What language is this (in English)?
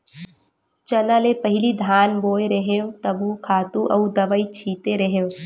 Chhattisgarhi